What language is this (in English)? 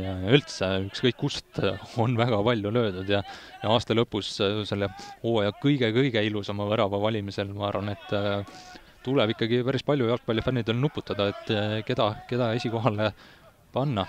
Finnish